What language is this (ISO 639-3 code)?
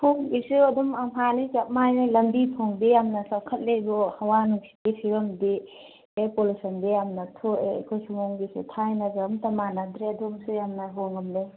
mni